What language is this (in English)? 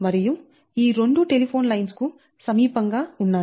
Telugu